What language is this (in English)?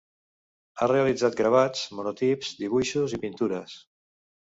Catalan